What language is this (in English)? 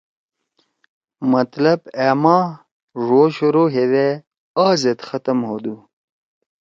Torwali